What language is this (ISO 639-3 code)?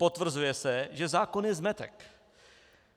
ces